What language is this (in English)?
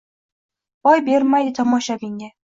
Uzbek